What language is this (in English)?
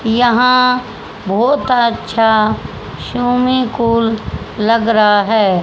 Hindi